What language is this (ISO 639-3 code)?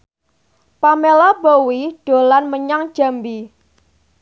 jav